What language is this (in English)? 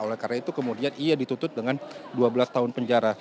Indonesian